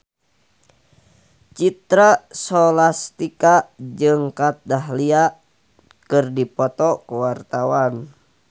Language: Sundanese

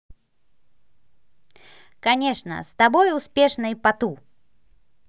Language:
Russian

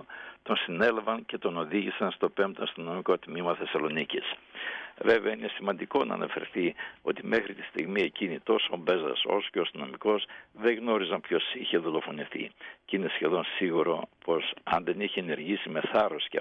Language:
Greek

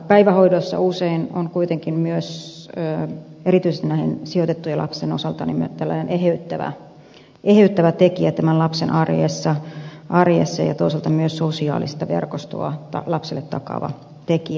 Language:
Finnish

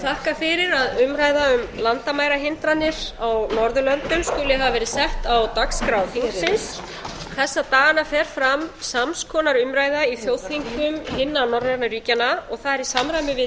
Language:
Icelandic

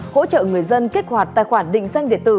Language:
Vietnamese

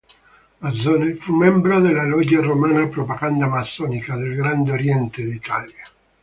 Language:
Italian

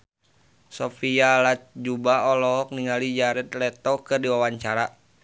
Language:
Sundanese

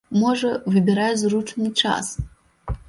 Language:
Belarusian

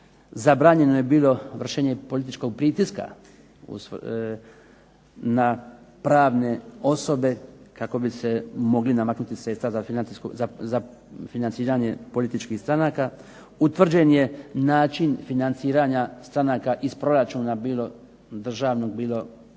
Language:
Croatian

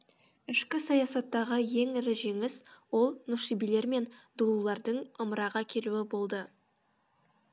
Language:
Kazakh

